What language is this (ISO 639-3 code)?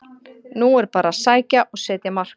isl